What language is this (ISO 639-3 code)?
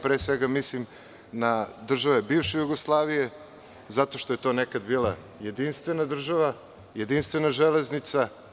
srp